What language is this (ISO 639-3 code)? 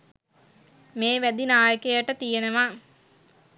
sin